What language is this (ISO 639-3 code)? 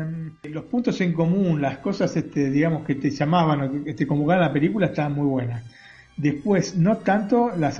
spa